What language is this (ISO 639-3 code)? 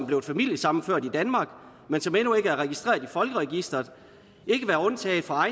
dan